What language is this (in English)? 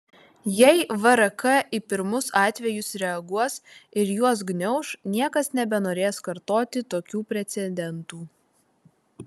Lithuanian